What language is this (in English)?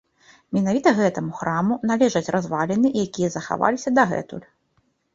Belarusian